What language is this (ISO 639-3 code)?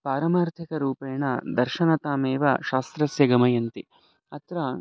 san